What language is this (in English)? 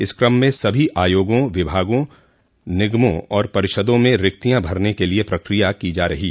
Hindi